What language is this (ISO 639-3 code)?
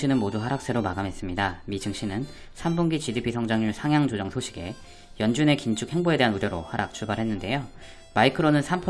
kor